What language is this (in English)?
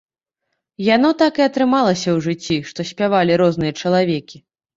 Belarusian